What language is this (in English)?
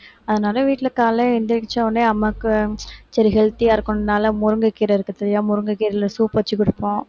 Tamil